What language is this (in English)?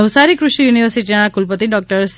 Gujarati